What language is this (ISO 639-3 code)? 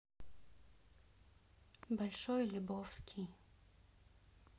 rus